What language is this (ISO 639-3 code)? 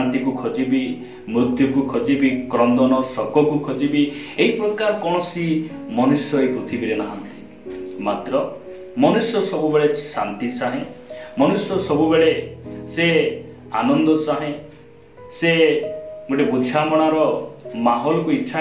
ita